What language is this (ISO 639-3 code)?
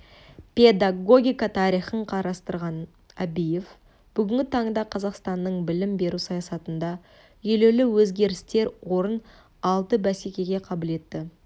kaz